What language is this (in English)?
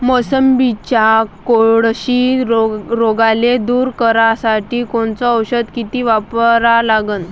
Marathi